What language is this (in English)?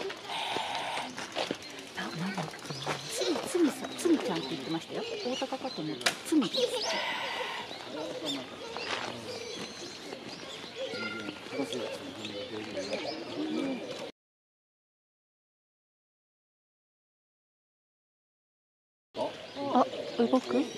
Japanese